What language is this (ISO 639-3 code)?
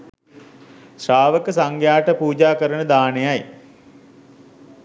sin